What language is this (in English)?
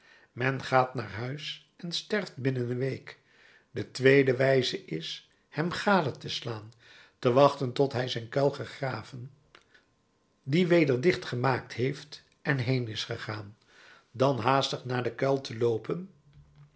Dutch